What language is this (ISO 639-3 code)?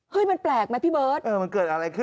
tha